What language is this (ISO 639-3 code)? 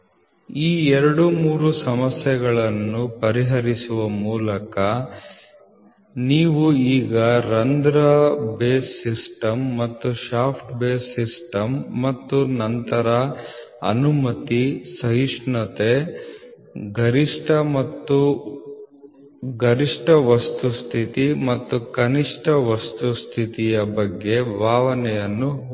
kan